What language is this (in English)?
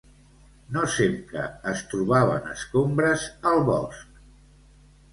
Catalan